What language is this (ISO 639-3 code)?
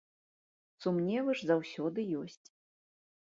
bel